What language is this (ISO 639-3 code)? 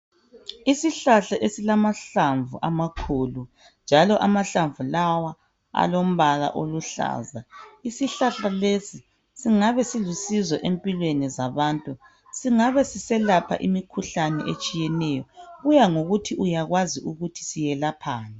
nde